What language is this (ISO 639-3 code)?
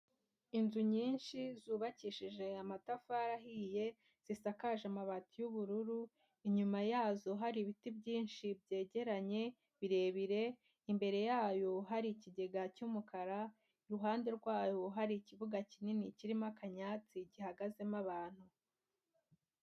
kin